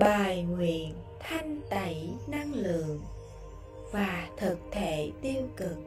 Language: Vietnamese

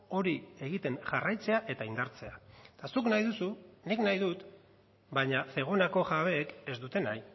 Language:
Basque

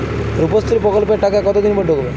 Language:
Bangla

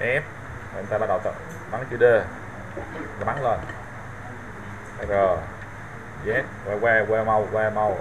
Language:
Vietnamese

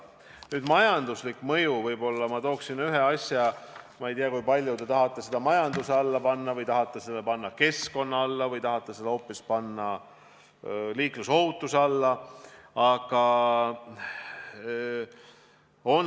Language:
Estonian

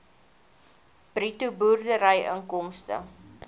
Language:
Afrikaans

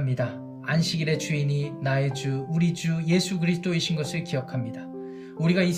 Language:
Korean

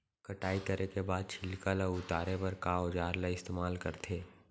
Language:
Chhattisgarhi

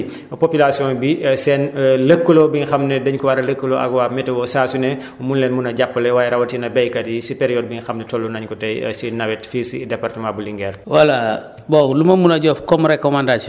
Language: Wolof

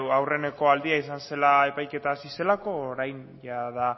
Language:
Basque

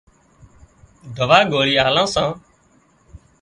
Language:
Wadiyara Koli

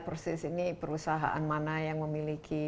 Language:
Indonesian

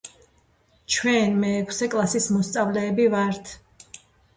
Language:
Georgian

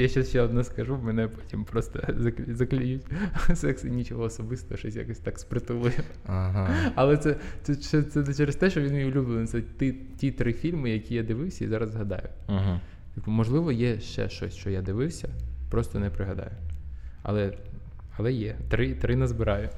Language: Ukrainian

